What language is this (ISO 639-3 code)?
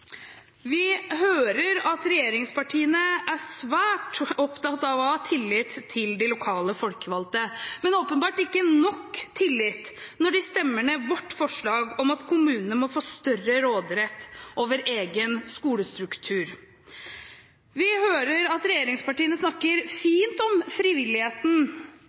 nob